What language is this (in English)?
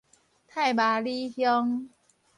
Min Nan Chinese